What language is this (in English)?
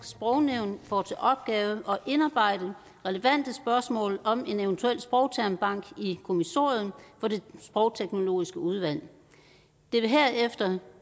Danish